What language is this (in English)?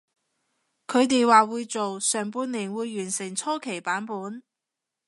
Cantonese